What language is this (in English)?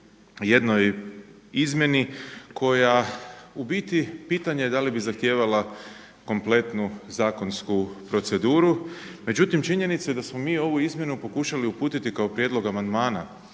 Croatian